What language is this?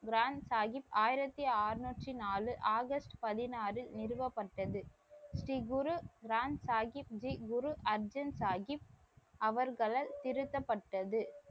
Tamil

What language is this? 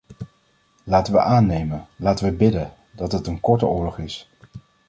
Dutch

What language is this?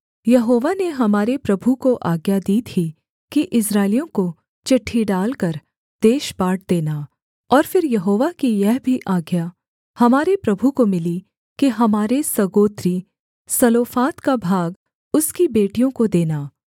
Hindi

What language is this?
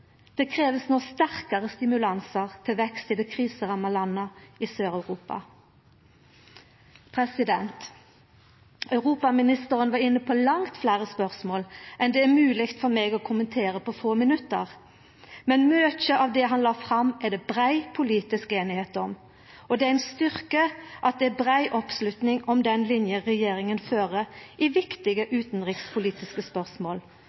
Norwegian Nynorsk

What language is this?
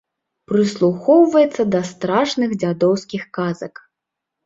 Belarusian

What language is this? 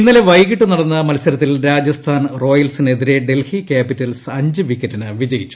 Malayalam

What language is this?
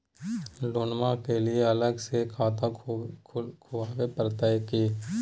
Magahi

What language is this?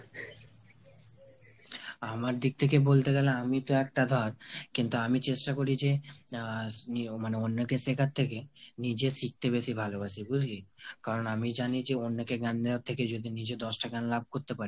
Bangla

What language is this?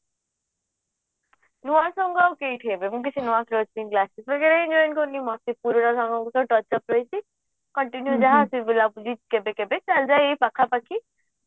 Odia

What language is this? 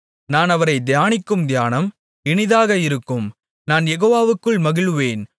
Tamil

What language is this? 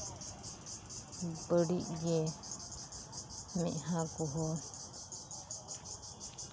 Santali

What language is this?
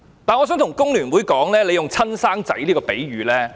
Cantonese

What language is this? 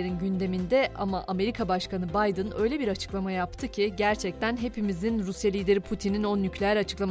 Turkish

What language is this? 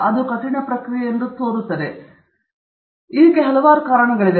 Kannada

